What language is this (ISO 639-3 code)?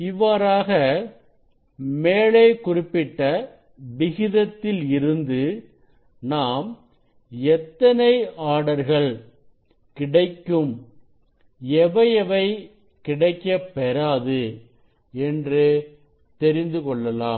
tam